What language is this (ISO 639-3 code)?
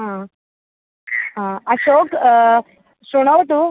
san